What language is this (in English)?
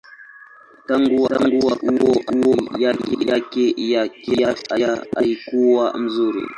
Swahili